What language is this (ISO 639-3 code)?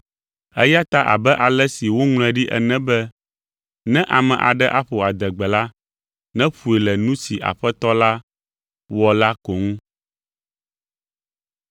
ewe